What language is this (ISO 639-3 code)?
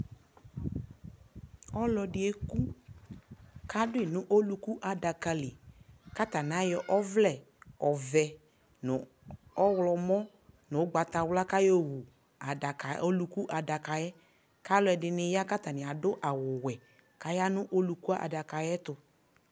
kpo